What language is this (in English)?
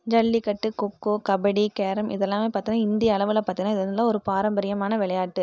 Tamil